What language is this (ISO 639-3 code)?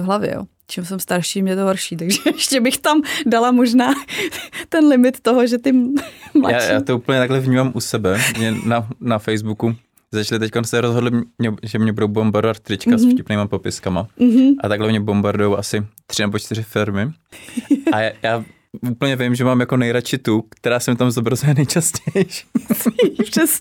ces